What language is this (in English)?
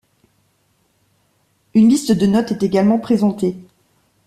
French